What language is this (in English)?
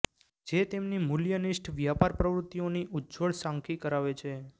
Gujarati